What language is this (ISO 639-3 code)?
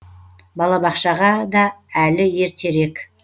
kaz